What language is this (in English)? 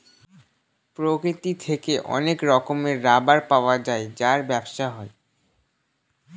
Bangla